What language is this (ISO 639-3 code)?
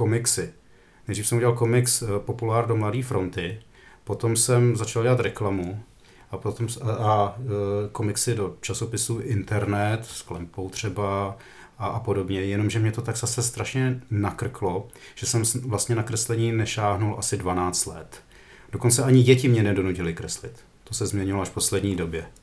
ces